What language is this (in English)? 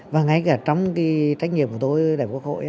Vietnamese